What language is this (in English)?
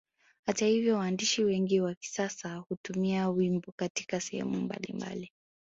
Swahili